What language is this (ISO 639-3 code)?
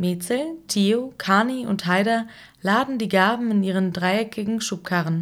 deu